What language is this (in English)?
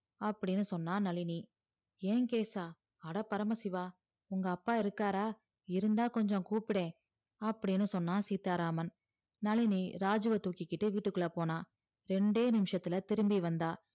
Tamil